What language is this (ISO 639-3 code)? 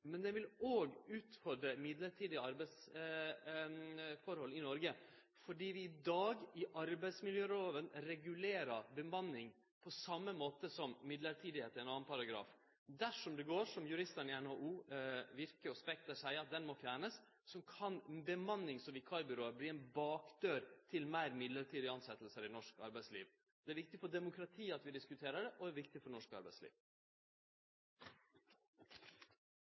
nno